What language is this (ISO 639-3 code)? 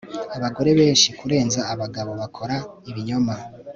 kin